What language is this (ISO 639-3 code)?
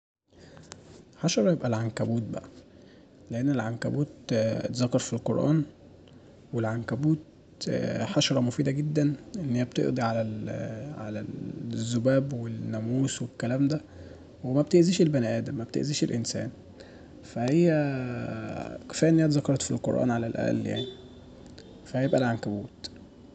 arz